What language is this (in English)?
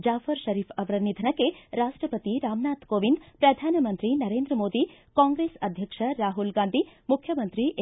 Kannada